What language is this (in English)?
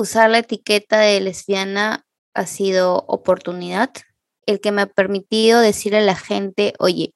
Spanish